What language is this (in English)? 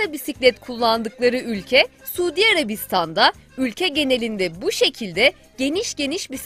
Turkish